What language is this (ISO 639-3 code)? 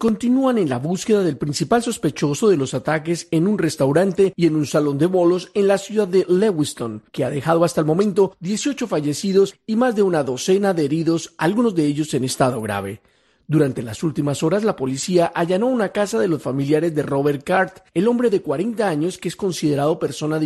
spa